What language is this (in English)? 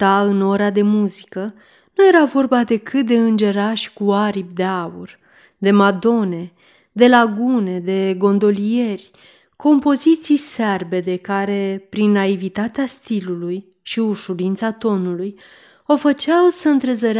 Romanian